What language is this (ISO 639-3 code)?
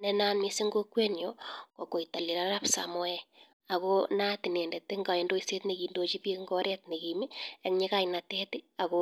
kln